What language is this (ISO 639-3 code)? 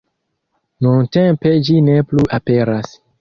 epo